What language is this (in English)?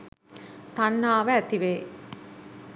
Sinhala